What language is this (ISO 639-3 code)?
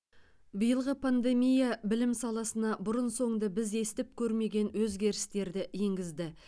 kaz